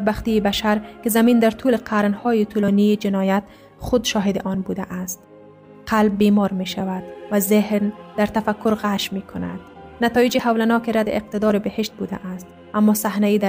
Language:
Persian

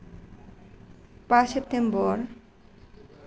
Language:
Bodo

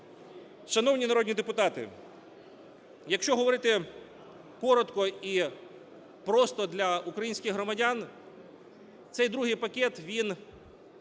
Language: Ukrainian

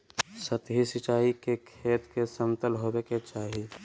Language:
Magahi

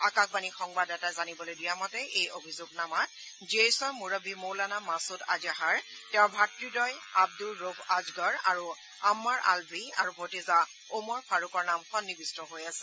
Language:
Assamese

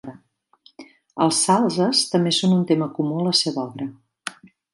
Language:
Catalan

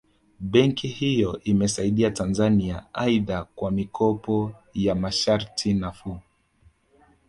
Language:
Swahili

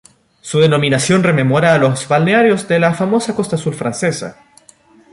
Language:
Spanish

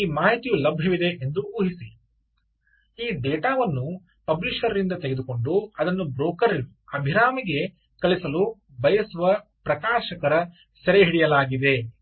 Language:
Kannada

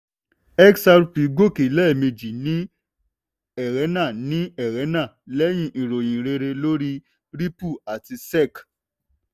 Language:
Yoruba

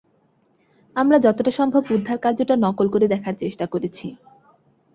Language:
Bangla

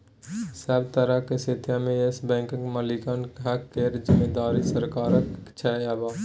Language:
Maithili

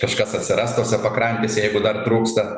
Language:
Lithuanian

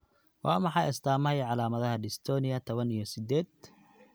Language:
Somali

